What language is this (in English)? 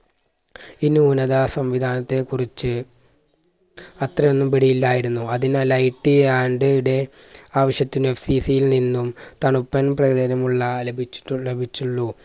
Malayalam